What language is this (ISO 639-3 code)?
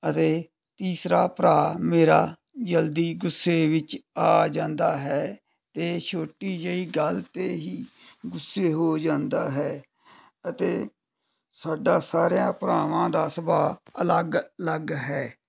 pan